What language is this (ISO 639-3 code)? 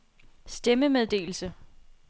dan